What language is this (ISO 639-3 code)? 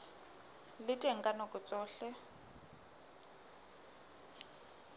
sot